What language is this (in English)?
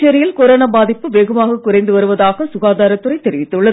Tamil